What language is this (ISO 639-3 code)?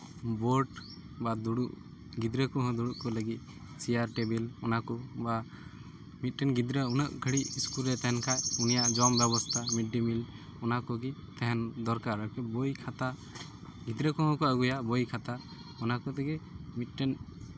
sat